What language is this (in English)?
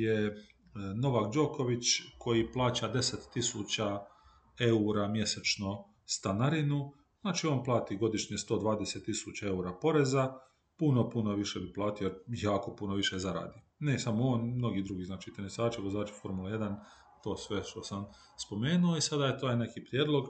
Croatian